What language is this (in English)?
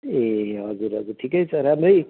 Nepali